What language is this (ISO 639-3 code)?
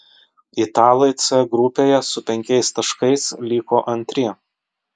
lit